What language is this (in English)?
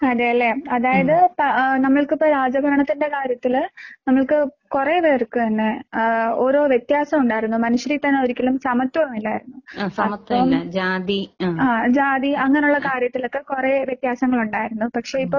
Malayalam